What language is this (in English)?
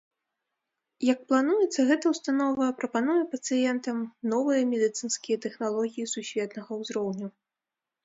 Belarusian